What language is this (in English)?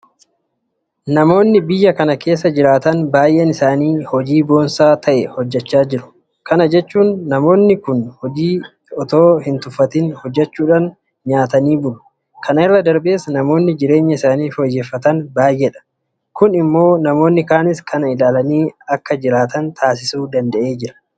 Oromo